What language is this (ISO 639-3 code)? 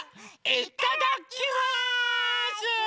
jpn